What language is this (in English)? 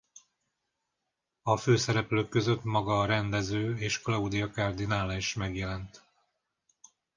Hungarian